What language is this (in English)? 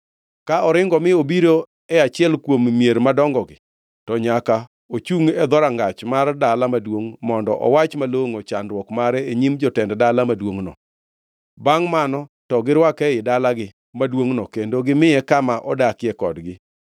Luo (Kenya and Tanzania)